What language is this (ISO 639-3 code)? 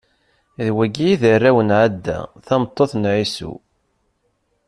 kab